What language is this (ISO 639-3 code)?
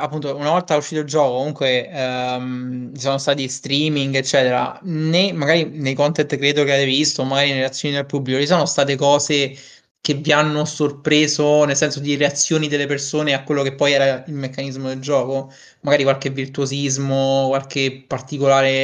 ita